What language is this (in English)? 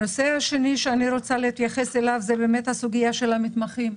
Hebrew